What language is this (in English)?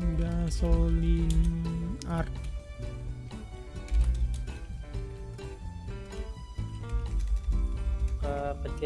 Indonesian